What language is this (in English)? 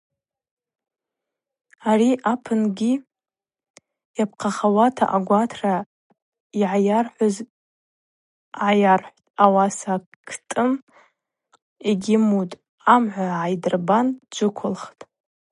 Abaza